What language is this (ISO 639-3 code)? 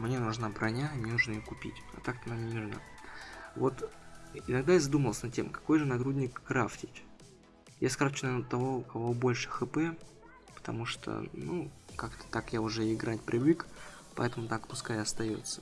rus